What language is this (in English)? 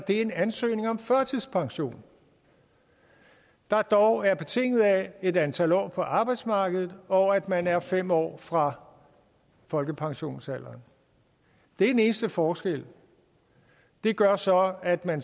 Danish